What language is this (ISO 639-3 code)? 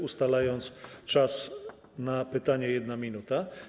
pol